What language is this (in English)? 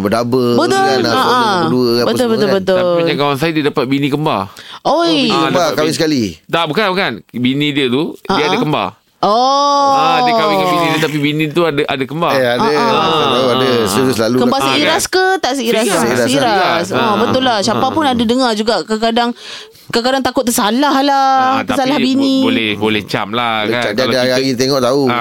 Malay